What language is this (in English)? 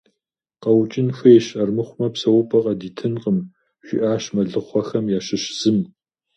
Kabardian